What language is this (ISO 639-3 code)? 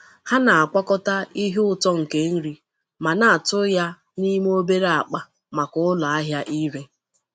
ibo